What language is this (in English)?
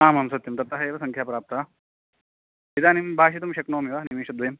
Sanskrit